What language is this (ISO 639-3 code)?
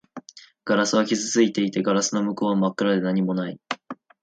jpn